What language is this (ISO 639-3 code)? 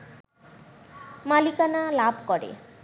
ben